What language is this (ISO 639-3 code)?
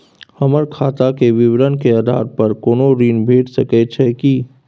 mai